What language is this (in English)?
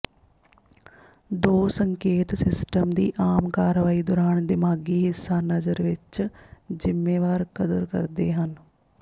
Punjabi